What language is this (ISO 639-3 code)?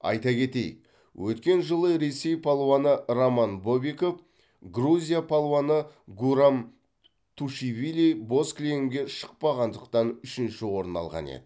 kaz